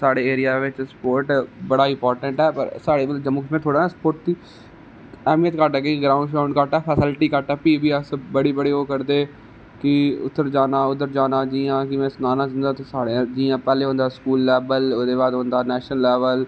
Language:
Dogri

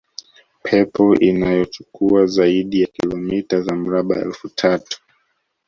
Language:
Swahili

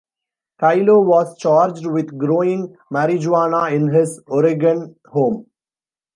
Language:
English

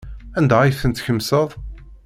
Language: Kabyle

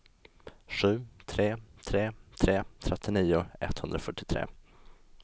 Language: Swedish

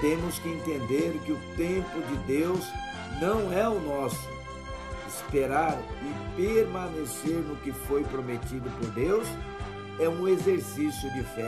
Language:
Portuguese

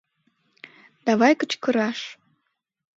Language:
Mari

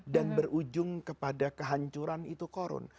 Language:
Indonesian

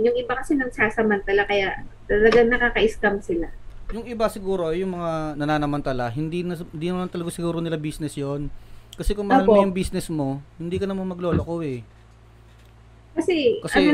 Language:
Filipino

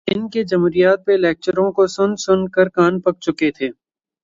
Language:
Urdu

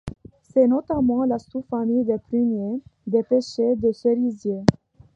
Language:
French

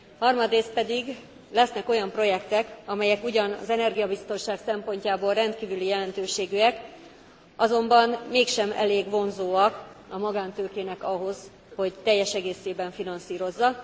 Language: Hungarian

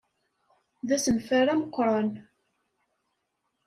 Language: Kabyle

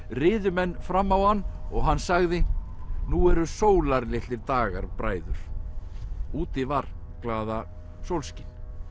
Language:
Icelandic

